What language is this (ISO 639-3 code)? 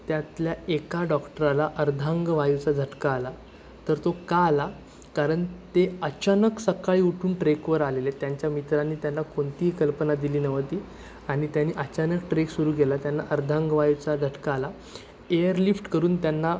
mar